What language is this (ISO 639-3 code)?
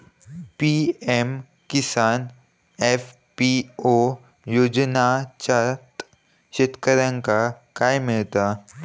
mar